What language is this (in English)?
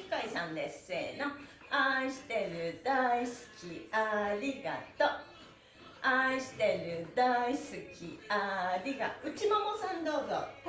Japanese